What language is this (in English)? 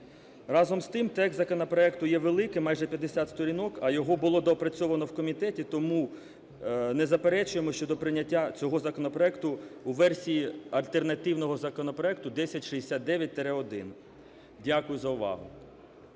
Ukrainian